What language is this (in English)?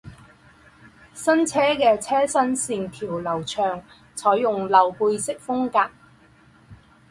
Chinese